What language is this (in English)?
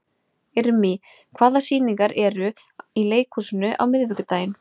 Icelandic